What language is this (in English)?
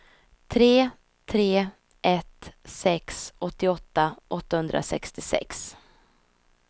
Swedish